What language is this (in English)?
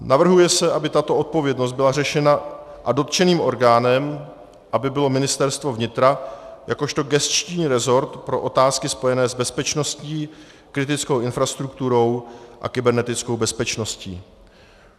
Czech